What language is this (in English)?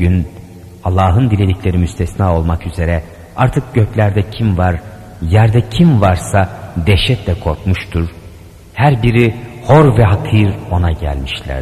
Turkish